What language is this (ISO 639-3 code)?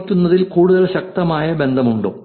mal